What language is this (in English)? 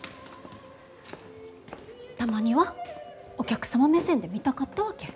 Japanese